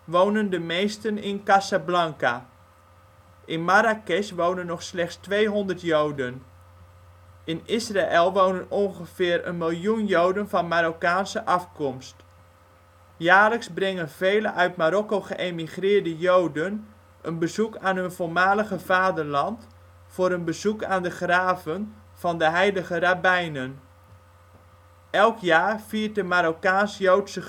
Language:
Dutch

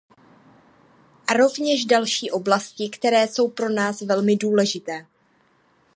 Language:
Czech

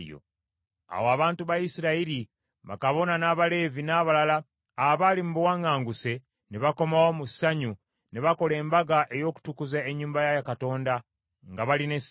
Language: Ganda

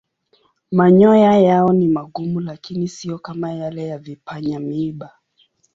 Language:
Swahili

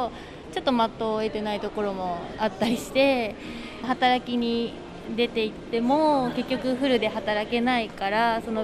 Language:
Japanese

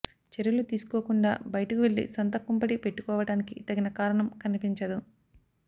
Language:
Telugu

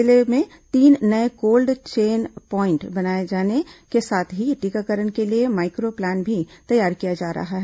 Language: Hindi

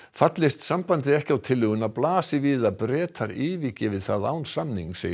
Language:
Icelandic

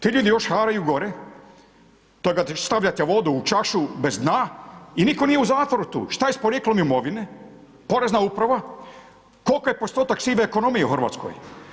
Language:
Croatian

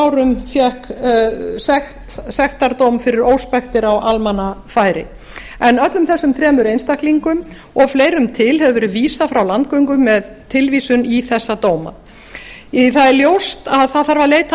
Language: Icelandic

